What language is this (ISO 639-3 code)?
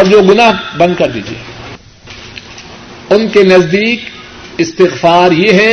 urd